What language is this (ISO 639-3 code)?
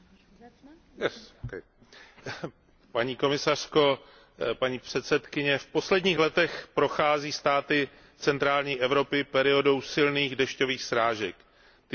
ces